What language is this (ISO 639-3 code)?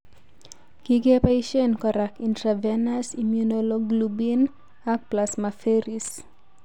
kln